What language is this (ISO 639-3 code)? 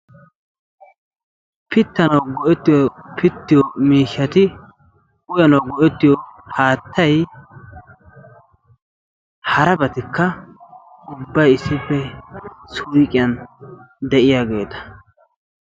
wal